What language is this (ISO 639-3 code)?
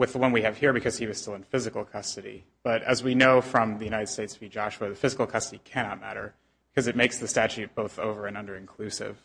eng